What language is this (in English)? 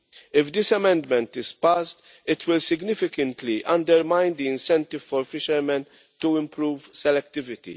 English